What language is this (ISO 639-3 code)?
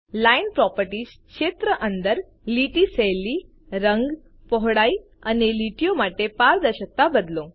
guj